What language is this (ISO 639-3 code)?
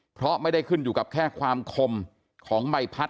tha